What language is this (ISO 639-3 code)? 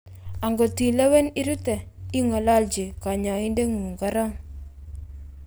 kln